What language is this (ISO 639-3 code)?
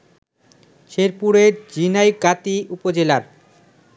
ben